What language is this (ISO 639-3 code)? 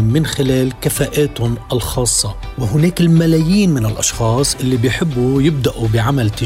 ara